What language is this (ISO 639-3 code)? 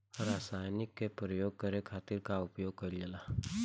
bho